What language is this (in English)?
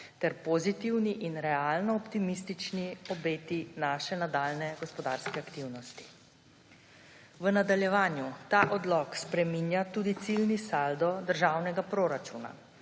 Slovenian